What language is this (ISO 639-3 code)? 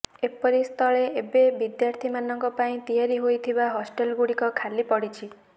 ori